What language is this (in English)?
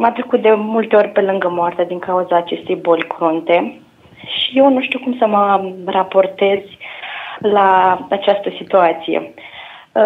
Romanian